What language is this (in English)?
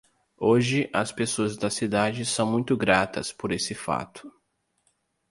Portuguese